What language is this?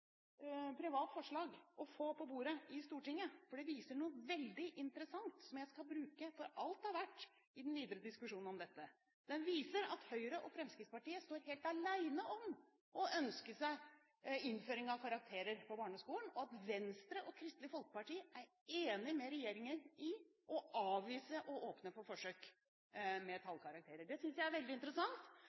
Norwegian Bokmål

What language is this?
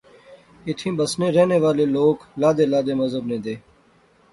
Pahari-Potwari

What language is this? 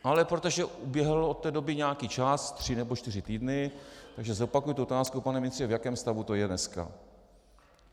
Czech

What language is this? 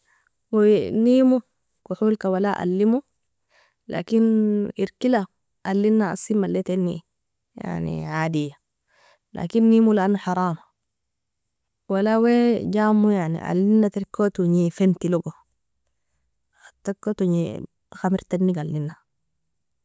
Nobiin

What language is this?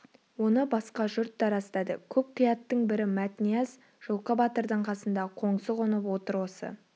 Kazakh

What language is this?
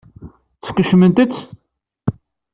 Kabyle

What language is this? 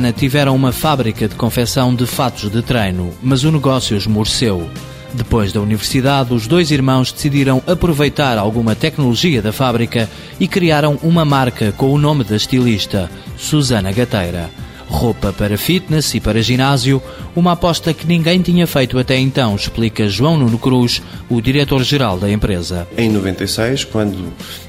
Portuguese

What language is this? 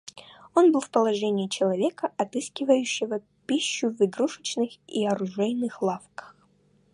Russian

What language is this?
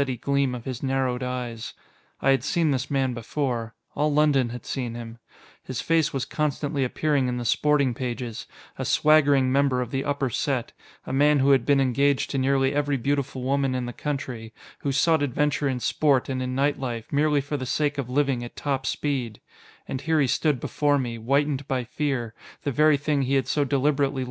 English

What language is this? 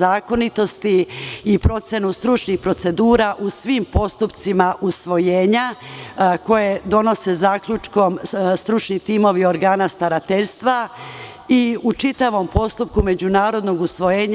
Serbian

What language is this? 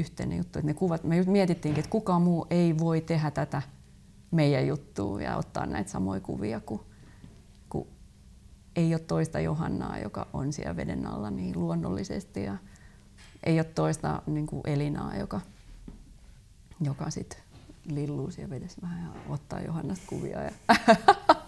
Finnish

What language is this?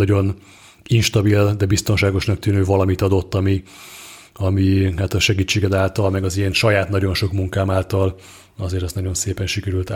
Hungarian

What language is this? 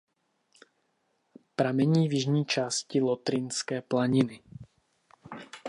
Czech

